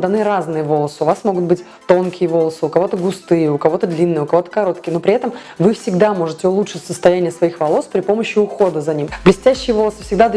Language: Russian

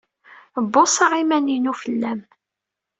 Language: Kabyle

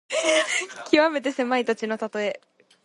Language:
Japanese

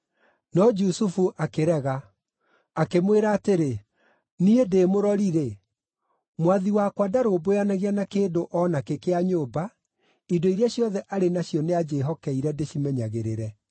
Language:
Kikuyu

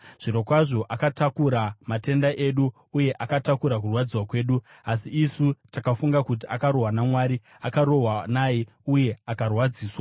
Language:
Shona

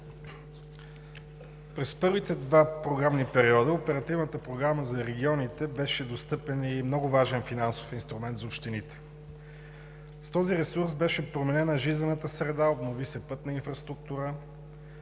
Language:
Bulgarian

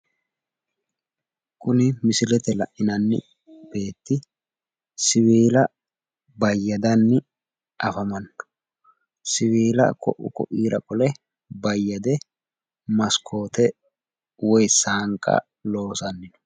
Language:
Sidamo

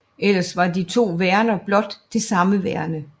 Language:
Danish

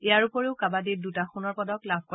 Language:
Assamese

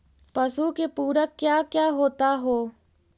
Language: Magahi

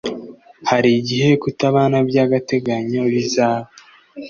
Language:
Kinyarwanda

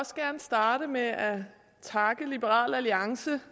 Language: Danish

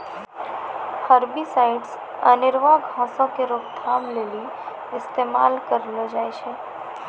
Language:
Maithili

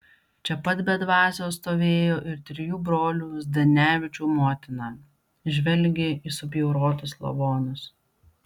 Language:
Lithuanian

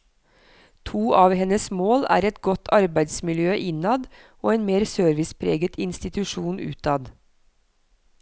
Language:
Norwegian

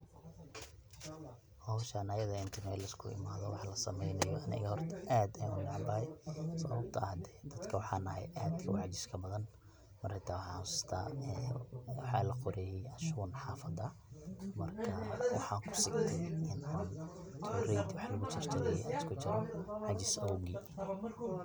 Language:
Somali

